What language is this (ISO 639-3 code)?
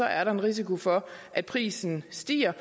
dan